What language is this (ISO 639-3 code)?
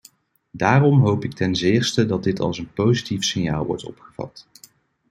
nld